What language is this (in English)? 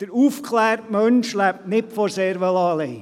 Swiss German